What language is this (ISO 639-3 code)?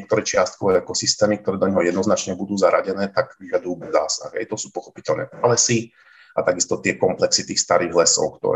slk